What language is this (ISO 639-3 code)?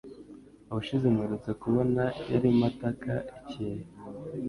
kin